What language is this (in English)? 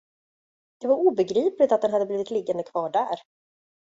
Swedish